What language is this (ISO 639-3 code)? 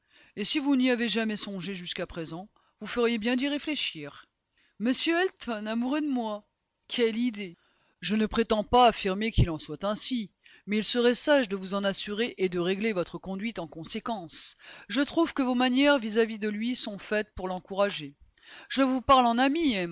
fra